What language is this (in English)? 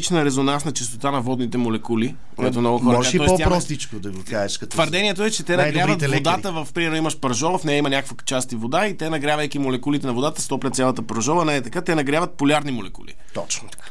Bulgarian